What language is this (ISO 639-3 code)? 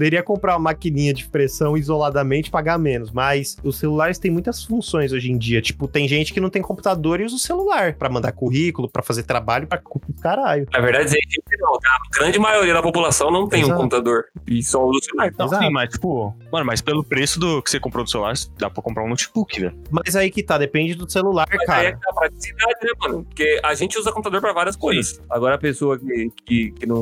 por